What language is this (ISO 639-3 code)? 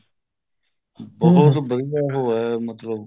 pan